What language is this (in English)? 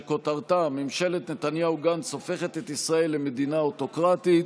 Hebrew